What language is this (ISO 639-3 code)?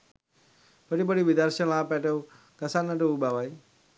sin